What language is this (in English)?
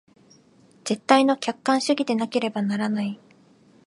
Japanese